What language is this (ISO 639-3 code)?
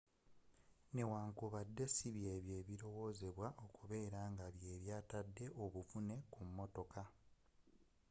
lug